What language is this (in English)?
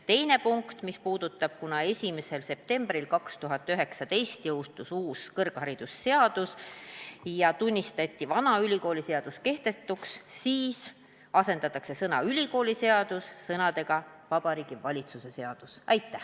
Estonian